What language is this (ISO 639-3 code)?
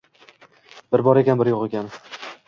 uzb